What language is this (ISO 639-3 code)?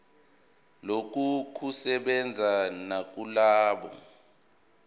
zul